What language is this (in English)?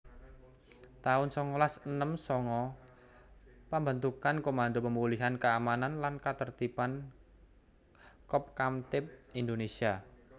Javanese